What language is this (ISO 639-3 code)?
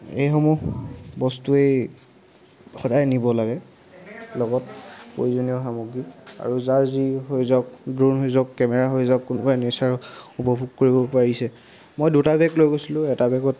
asm